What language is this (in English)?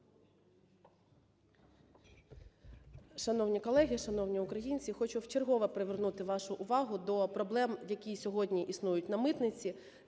Ukrainian